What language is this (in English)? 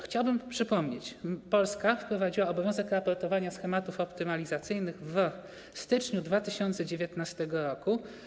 Polish